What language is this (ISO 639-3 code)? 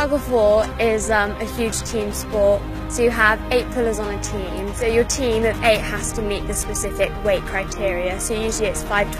eng